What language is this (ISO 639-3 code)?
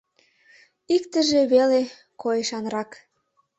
chm